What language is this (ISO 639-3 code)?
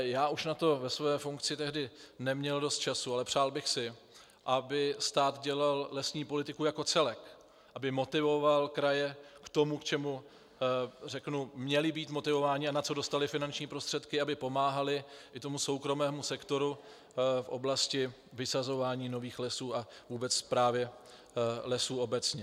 ces